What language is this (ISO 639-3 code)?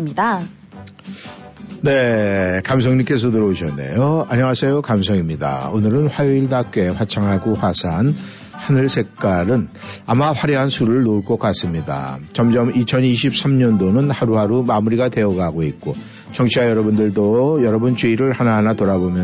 kor